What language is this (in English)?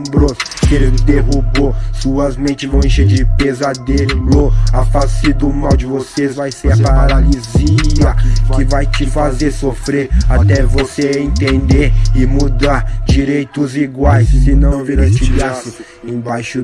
Portuguese